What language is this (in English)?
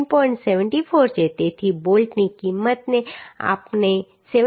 Gujarati